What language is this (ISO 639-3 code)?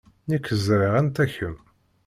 kab